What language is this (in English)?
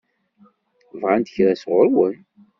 Kabyle